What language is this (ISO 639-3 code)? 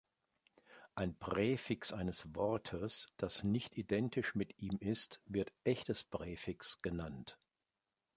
deu